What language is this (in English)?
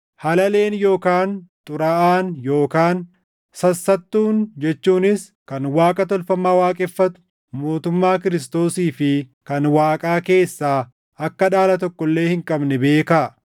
Oromo